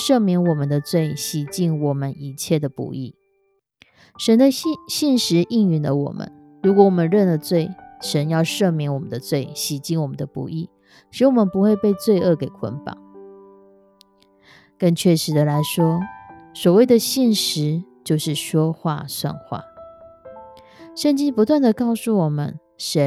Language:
Chinese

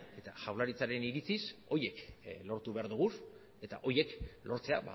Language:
Basque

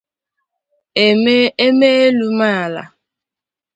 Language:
Igbo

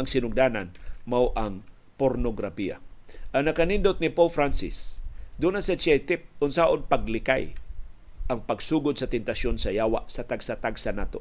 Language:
Filipino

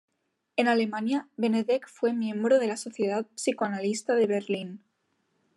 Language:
Spanish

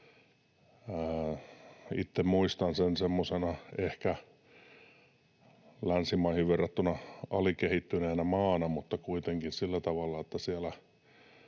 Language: Finnish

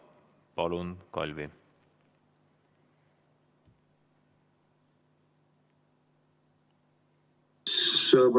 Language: Estonian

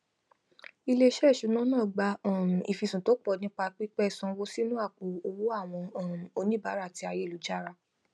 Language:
Yoruba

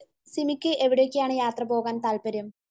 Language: Malayalam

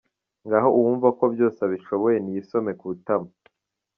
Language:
Kinyarwanda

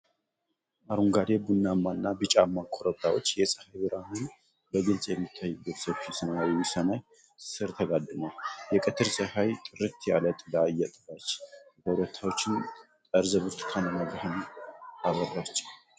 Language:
Amharic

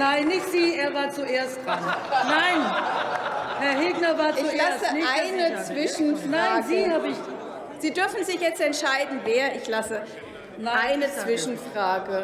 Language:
German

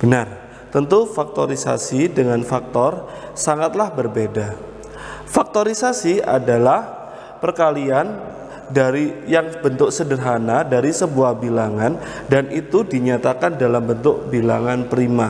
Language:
Indonesian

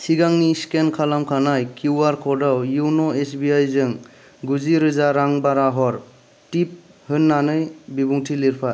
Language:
Bodo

